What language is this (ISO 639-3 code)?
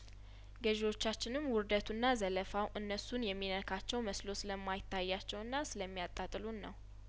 amh